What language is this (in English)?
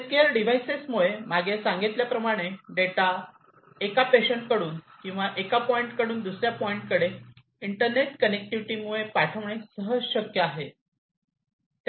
Marathi